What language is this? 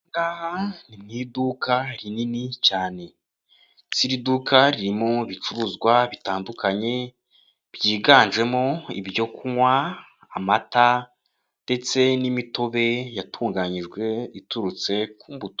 Kinyarwanda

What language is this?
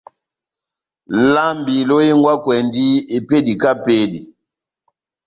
Batanga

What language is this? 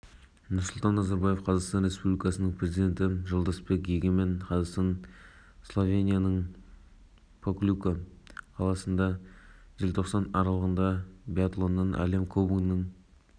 Kazakh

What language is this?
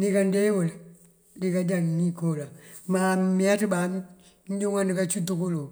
Mandjak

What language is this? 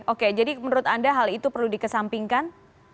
Indonesian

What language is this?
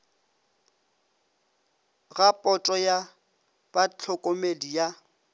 Northern Sotho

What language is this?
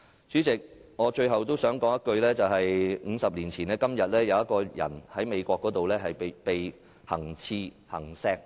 Cantonese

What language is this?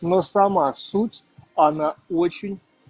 Russian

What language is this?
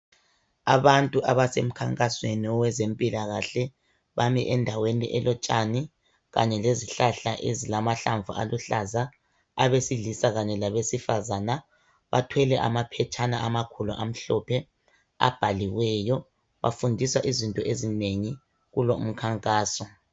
North Ndebele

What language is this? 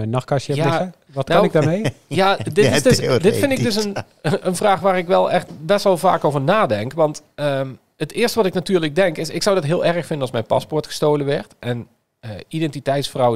Dutch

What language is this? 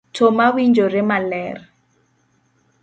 Luo (Kenya and Tanzania)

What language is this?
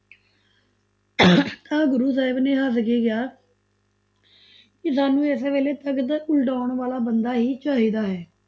Punjabi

